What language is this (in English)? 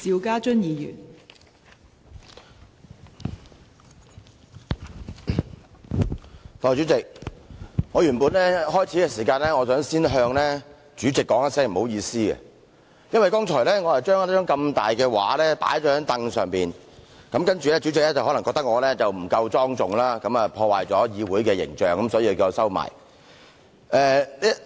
Cantonese